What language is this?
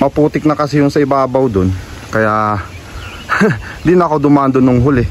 Filipino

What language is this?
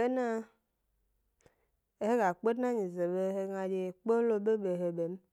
Gbari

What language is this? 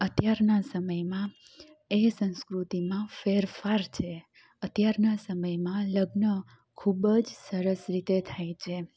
Gujarati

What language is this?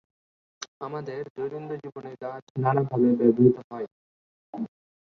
Bangla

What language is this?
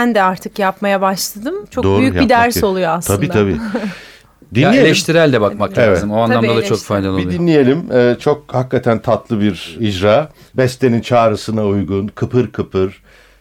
Turkish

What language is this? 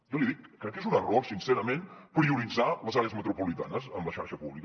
Catalan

